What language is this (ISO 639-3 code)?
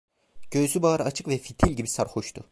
tur